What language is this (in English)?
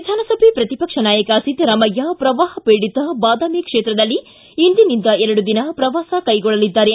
Kannada